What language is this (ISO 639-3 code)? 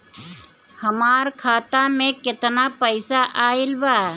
bho